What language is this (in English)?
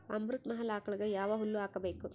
Kannada